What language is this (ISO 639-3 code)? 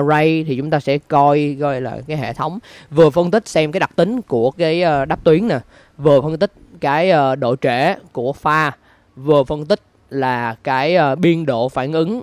vie